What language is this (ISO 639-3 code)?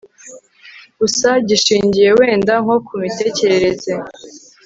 kin